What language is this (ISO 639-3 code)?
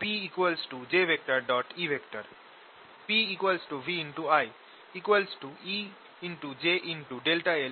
ben